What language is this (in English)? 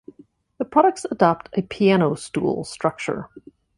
English